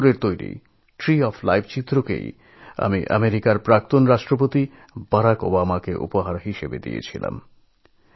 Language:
Bangla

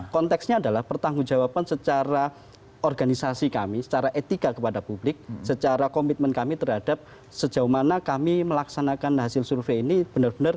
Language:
Indonesian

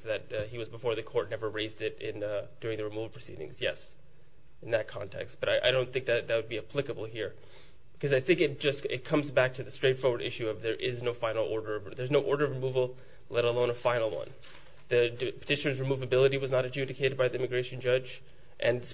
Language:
English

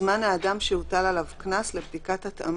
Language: Hebrew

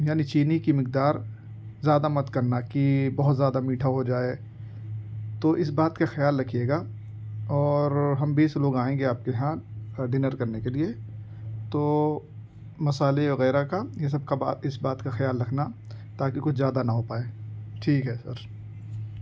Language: Urdu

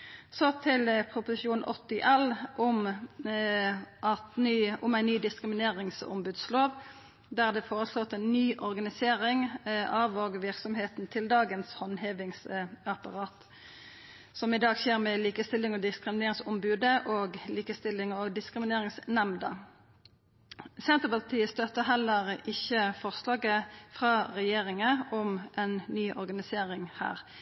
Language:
Norwegian Nynorsk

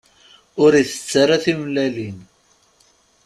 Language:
Kabyle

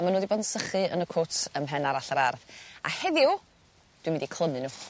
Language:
Welsh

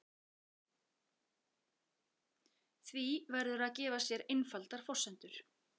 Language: Icelandic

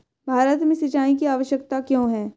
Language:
Hindi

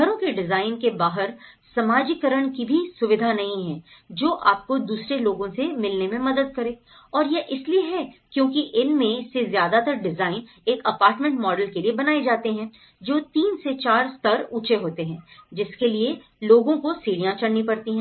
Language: Hindi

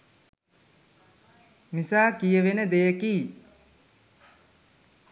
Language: Sinhala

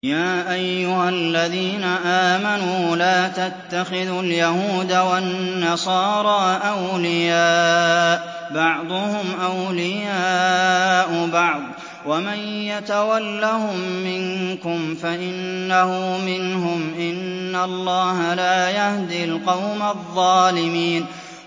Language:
Arabic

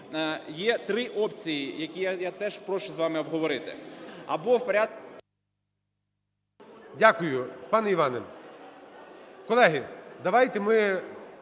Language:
Ukrainian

